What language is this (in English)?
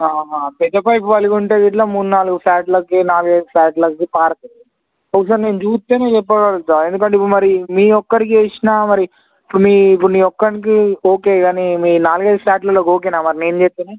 Telugu